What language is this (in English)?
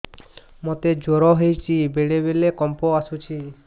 Odia